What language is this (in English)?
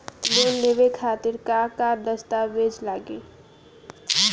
Bhojpuri